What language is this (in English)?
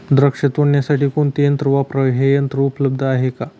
Marathi